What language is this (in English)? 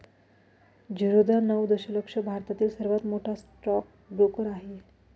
Marathi